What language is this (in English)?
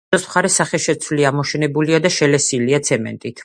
Georgian